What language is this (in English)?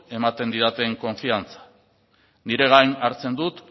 Basque